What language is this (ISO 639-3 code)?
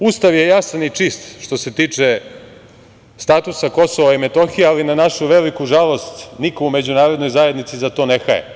srp